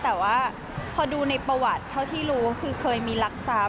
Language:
Thai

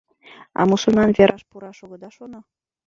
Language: Mari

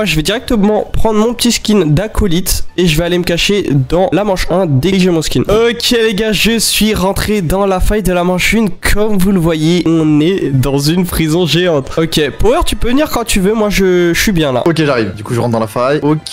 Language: French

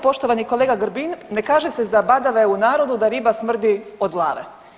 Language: Croatian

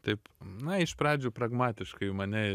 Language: Lithuanian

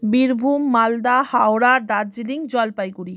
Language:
Bangla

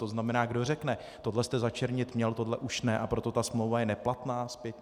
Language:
Czech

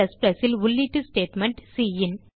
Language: Tamil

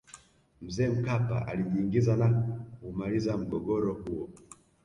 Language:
Swahili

